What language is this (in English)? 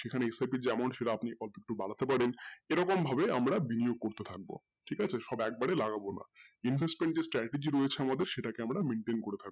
Bangla